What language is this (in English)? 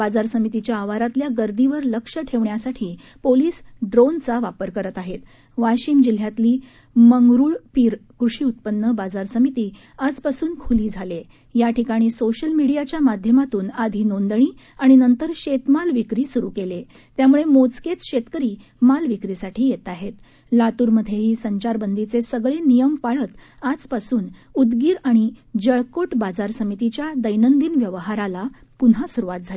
Marathi